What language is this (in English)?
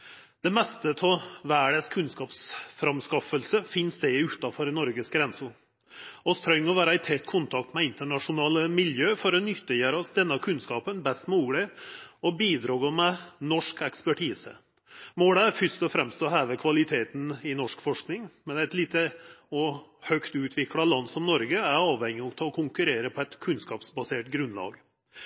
Norwegian Nynorsk